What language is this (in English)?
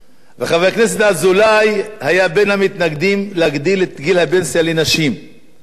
Hebrew